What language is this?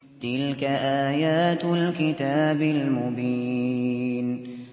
Arabic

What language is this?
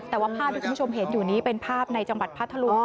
Thai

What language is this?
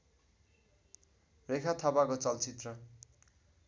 Nepali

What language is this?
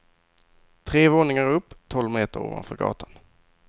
Swedish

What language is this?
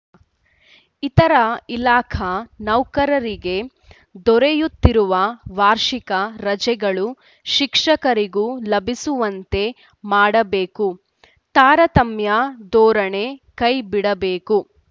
Kannada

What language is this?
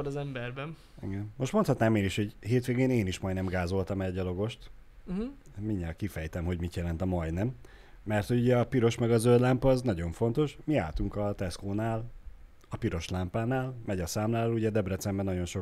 Hungarian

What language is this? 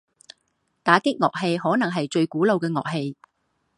Chinese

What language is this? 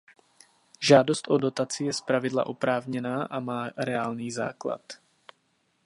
Czech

